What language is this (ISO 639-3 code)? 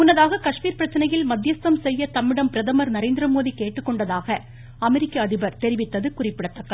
tam